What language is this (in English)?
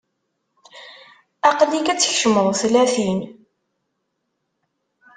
Kabyle